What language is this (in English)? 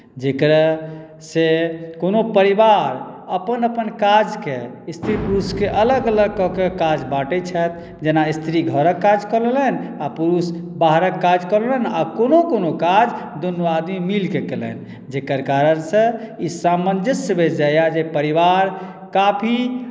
Maithili